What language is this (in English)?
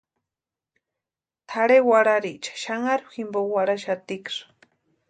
Western Highland Purepecha